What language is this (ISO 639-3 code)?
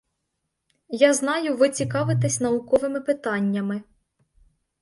ukr